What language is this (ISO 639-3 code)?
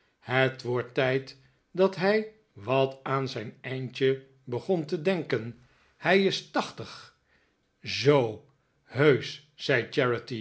nld